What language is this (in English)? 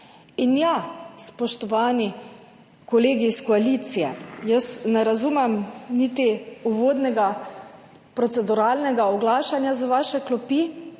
Slovenian